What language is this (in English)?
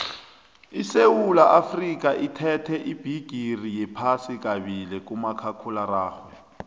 South Ndebele